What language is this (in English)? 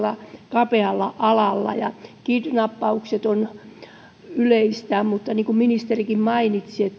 Finnish